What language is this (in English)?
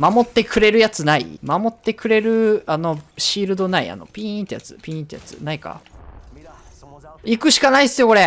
Japanese